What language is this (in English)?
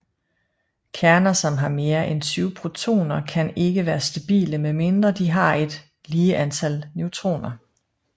Danish